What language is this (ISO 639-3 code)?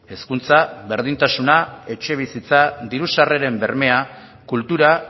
eus